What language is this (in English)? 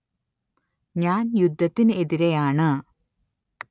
Malayalam